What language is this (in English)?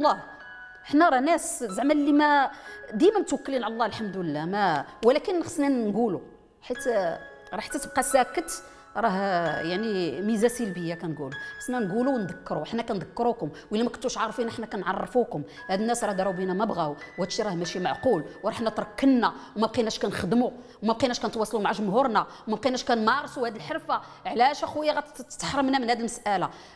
Arabic